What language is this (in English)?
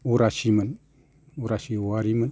Bodo